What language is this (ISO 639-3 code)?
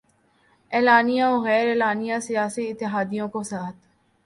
urd